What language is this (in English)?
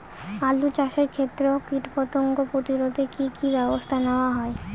Bangla